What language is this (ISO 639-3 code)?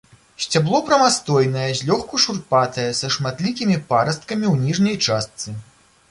bel